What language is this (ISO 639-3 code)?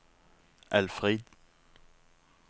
nor